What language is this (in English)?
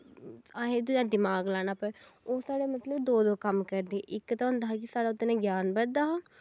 Dogri